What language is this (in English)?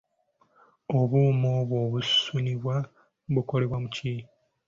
Ganda